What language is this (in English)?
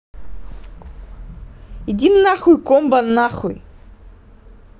Russian